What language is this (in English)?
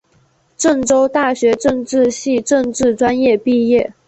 Chinese